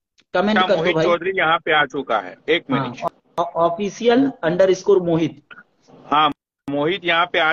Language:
Hindi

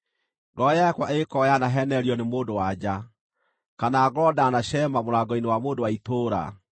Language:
Kikuyu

